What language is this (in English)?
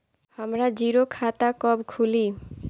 Bhojpuri